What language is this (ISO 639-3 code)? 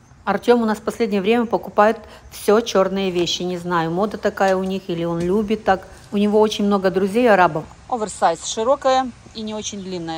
rus